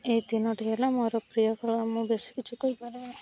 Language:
Odia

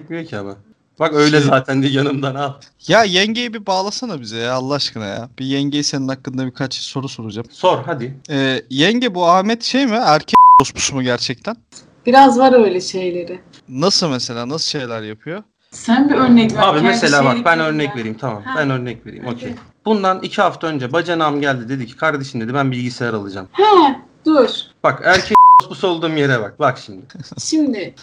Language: Turkish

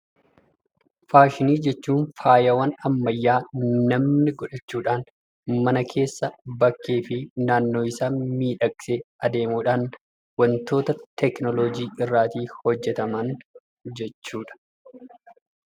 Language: Oromo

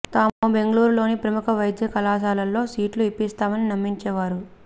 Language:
Telugu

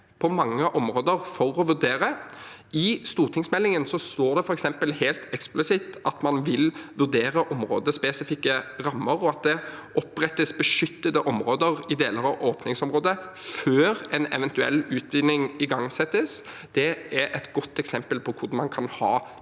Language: Norwegian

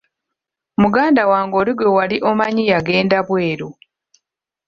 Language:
Ganda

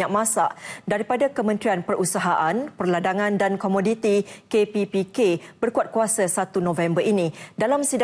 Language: Malay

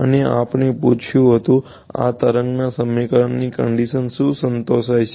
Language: Gujarati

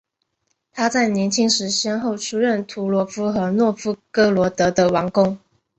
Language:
Chinese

